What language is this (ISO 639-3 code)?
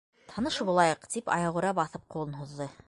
bak